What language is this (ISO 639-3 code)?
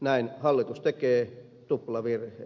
fin